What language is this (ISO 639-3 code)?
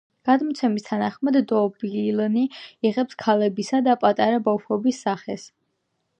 kat